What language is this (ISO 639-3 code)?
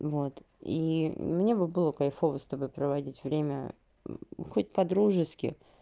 rus